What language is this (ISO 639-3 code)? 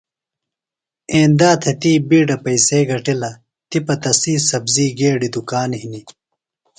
phl